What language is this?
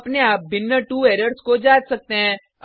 Hindi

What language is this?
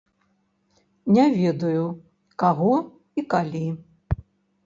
Belarusian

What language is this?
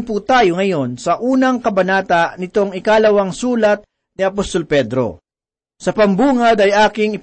Filipino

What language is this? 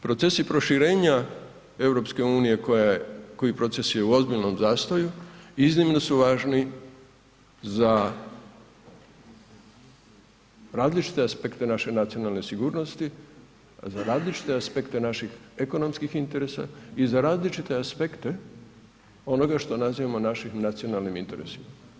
Croatian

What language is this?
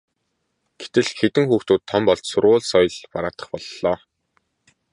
Mongolian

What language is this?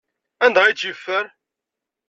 Kabyle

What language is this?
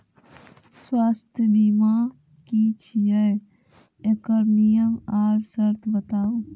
Maithili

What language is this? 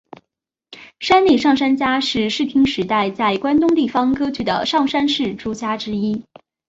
Chinese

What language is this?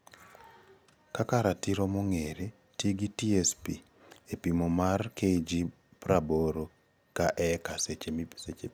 Luo (Kenya and Tanzania)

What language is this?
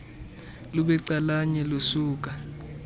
Xhosa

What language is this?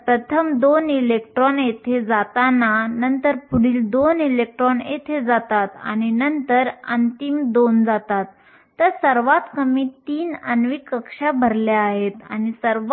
Marathi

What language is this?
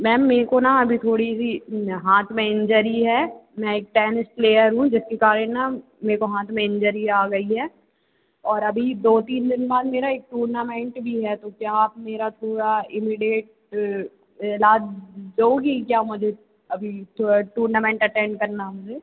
Hindi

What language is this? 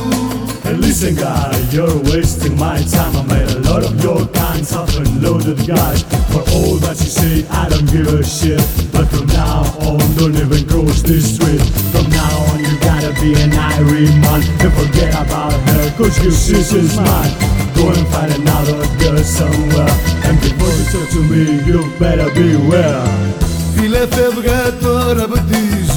Greek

